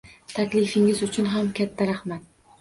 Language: Uzbek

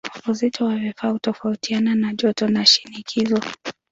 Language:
Swahili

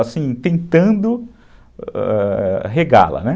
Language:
Portuguese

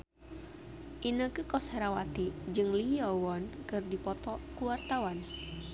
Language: Sundanese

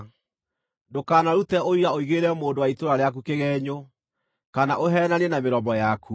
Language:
Kikuyu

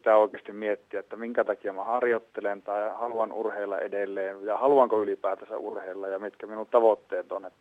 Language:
Finnish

